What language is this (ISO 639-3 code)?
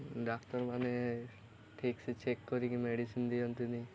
ori